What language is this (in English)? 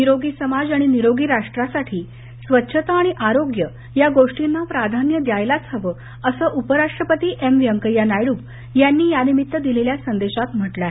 Marathi